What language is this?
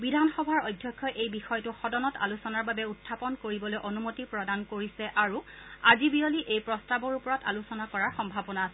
Assamese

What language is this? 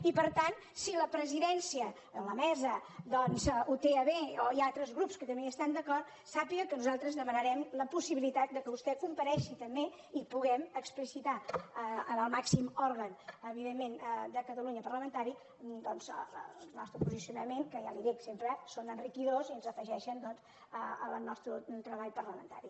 Catalan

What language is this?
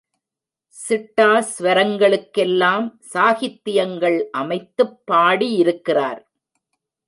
Tamil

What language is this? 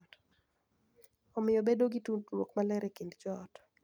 Luo (Kenya and Tanzania)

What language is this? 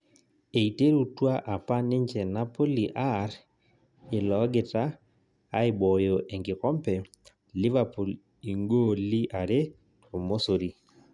Masai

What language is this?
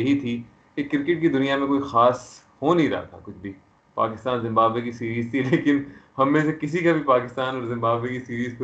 Urdu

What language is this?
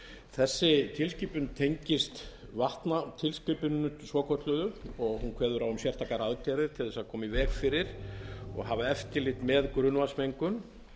Icelandic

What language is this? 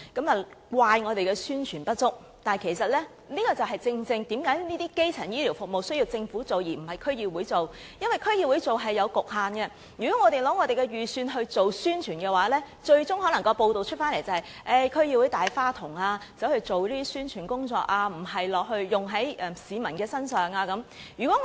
Cantonese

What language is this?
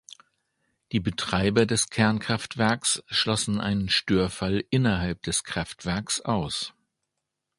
German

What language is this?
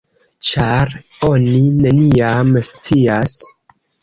Esperanto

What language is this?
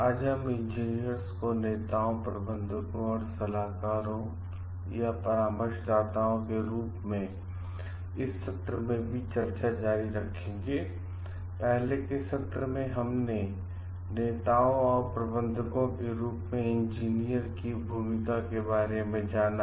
Hindi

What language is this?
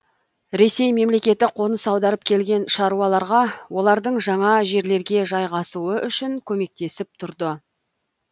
Kazakh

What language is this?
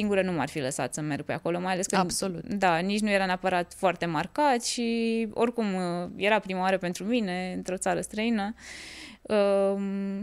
Romanian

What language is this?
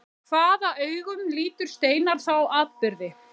Icelandic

